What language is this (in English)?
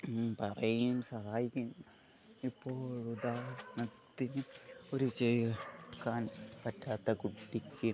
Malayalam